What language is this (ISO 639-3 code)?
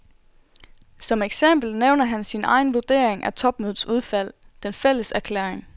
dan